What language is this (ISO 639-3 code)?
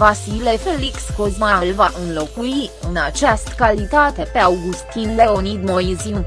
ron